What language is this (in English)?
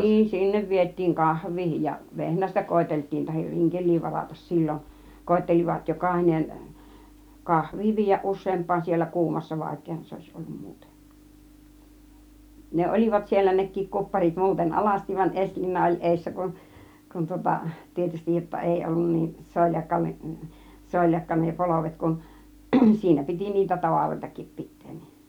Finnish